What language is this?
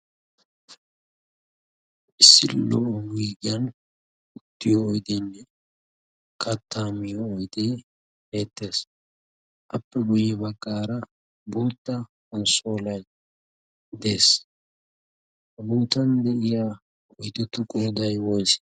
Wolaytta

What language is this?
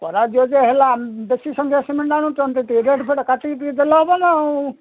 Odia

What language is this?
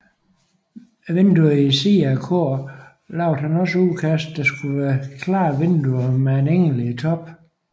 Danish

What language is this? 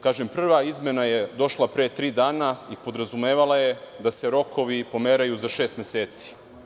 Serbian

